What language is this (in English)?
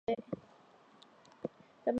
Chinese